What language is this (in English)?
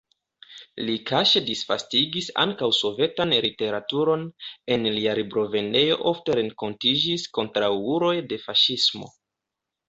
Esperanto